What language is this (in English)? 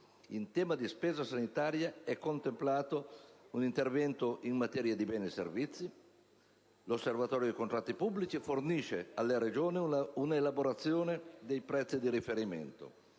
Italian